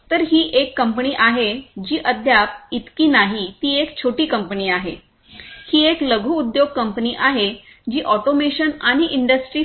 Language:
Marathi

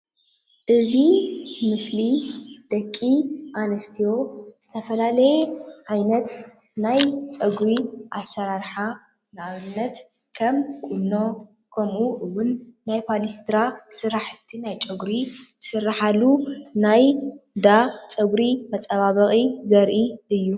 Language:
Tigrinya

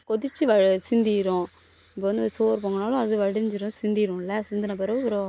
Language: Tamil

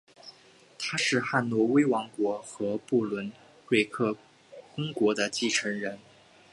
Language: Chinese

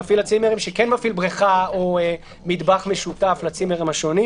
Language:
Hebrew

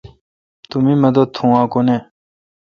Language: Kalkoti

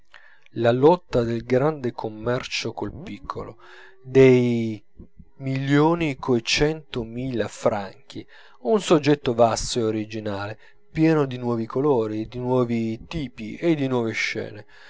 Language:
Italian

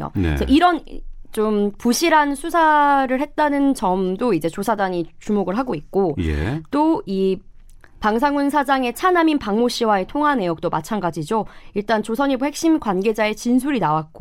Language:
Korean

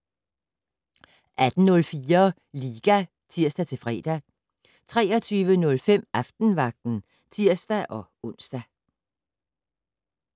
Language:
Danish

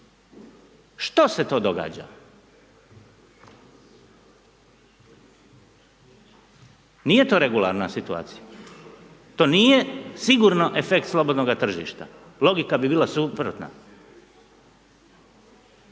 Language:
Croatian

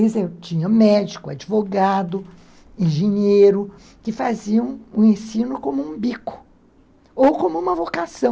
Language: Portuguese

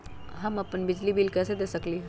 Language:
Magahi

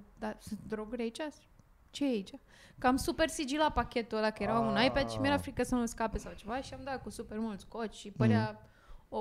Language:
Romanian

